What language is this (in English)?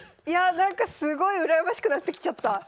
Japanese